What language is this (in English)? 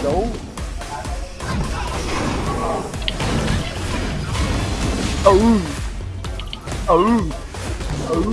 Vietnamese